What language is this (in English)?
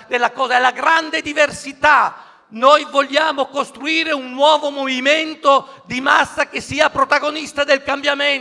Italian